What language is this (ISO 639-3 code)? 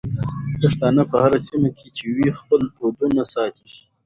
pus